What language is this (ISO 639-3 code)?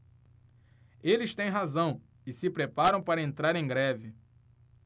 por